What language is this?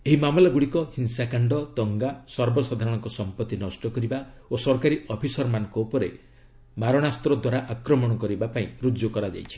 Odia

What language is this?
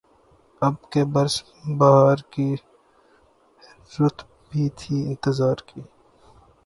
Urdu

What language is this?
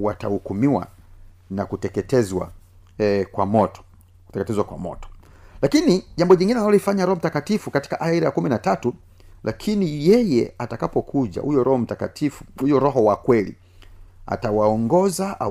Swahili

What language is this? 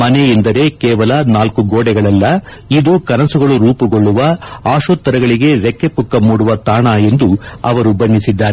Kannada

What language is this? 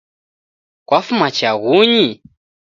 Taita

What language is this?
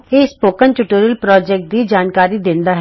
Punjabi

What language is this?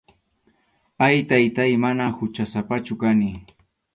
Arequipa-La Unión Quechua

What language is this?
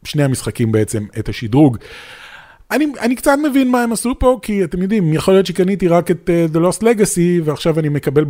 Hebrew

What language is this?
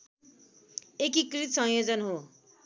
Nepali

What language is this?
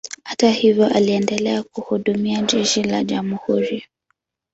Swahili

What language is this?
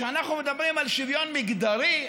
Hebrew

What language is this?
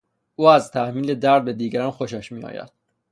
Persian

